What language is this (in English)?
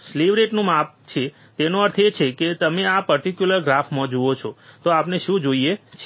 Gujarati